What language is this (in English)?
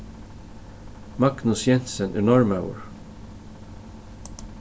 Faroese